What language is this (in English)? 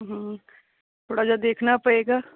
Punjabi